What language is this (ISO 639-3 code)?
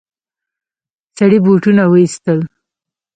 pus